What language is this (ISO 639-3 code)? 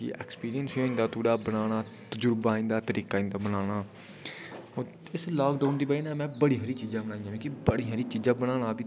doi